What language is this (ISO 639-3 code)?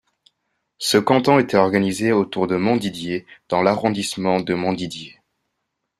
fra